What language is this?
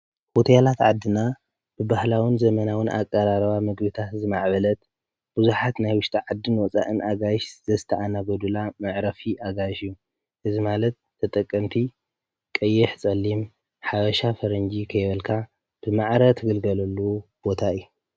Tigrinya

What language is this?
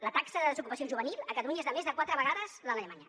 Catalan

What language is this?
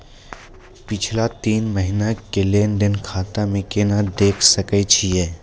Maithili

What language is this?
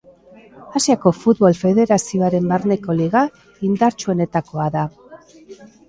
Basque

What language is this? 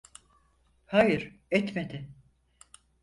Turkish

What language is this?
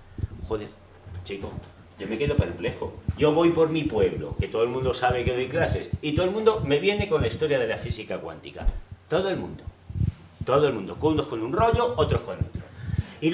Spanish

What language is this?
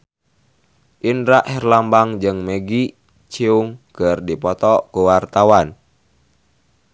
Sundanese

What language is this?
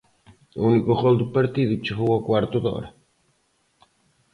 Galician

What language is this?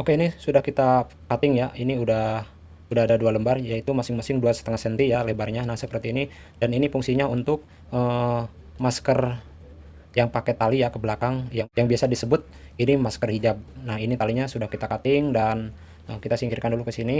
Indonesian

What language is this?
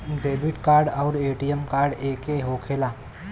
Bhojpuri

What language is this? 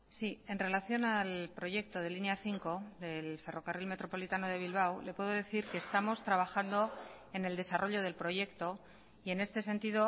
Spanish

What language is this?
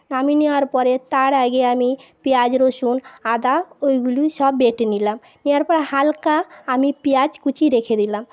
Bangla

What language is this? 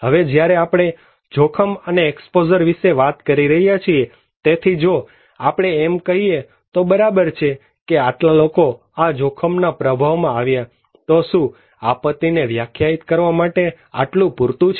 Gujarati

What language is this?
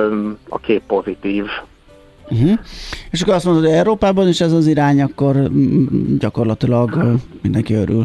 Hungarian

